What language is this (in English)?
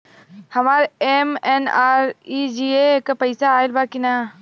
Bhojpuri